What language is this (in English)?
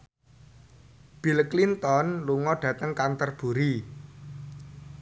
Javanese